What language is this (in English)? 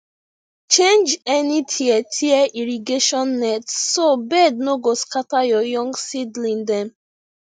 Nigerian Pidgin